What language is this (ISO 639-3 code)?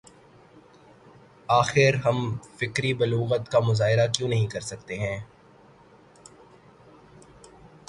urd